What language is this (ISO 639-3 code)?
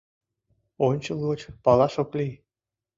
chm